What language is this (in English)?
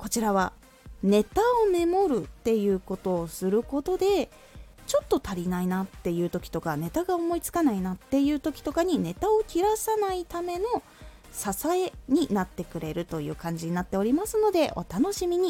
Japanese